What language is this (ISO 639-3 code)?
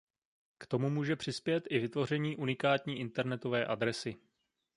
ces